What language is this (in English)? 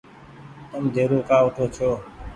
Goaria